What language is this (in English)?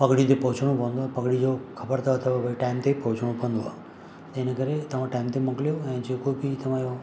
Sindhi